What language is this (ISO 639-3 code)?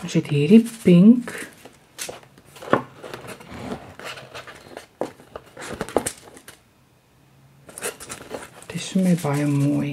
nld